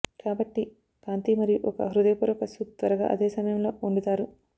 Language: Telugu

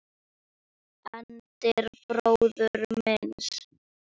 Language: Icelandic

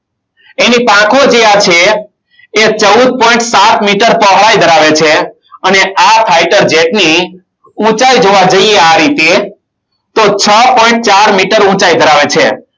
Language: Gujarati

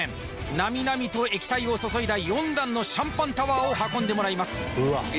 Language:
Japanese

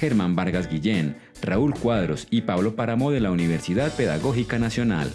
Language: Spanish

